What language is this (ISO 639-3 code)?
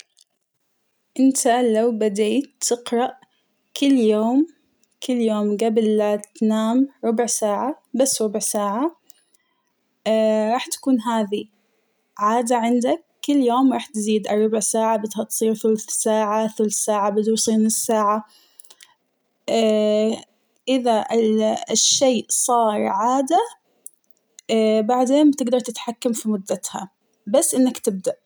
acw